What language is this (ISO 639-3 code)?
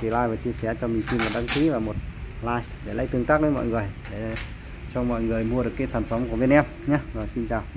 vie